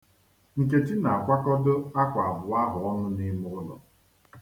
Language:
Igbo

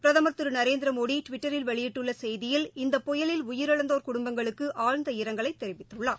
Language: Tamil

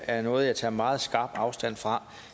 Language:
Danish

